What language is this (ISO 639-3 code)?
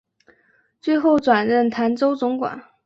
zho